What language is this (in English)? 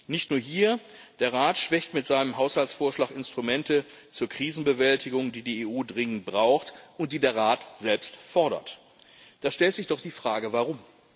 German